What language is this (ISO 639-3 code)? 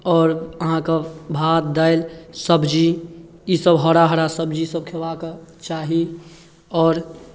mai